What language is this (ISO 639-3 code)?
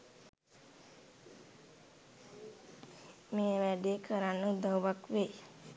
sin